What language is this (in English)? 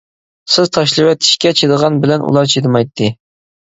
Uyghur